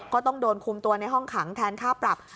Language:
Thai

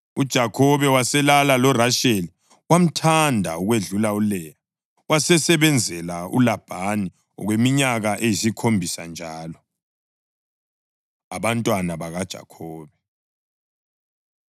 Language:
North Ndebele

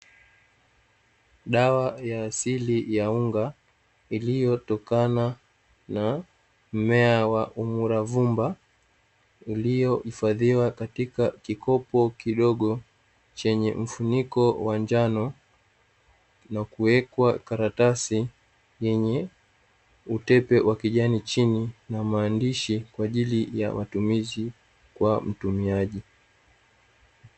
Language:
Swahili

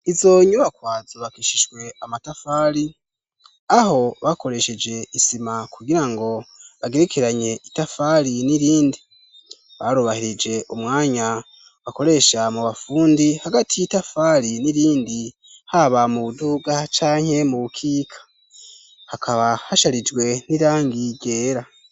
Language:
Rundi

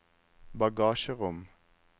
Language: Norwegian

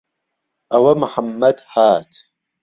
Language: Central Kurdish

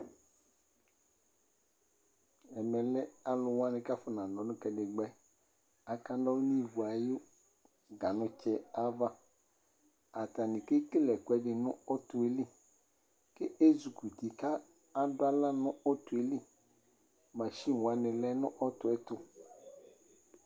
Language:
Ikposo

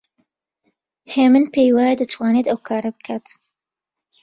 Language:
Central Kurdish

